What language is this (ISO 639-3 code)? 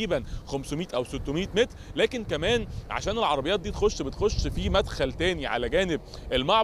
ara